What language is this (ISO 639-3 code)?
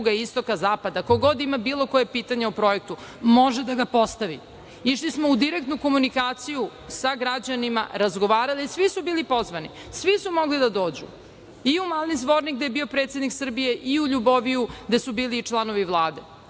srp